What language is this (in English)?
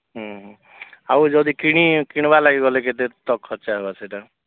Odia